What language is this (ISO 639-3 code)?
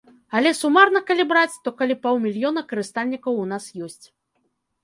bel